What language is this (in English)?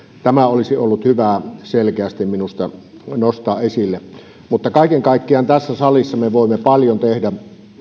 Finnish